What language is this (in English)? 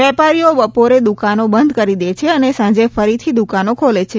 Gujarati